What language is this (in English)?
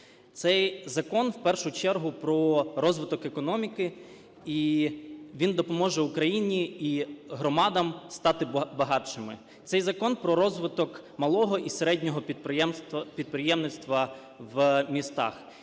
Ukrainian